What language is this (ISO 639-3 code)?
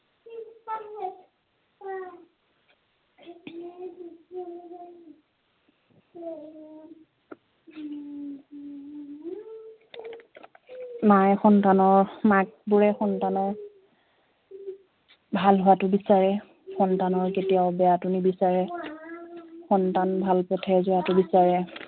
asm